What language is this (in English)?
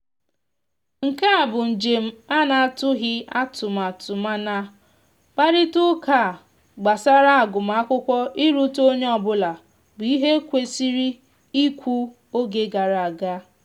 Igbo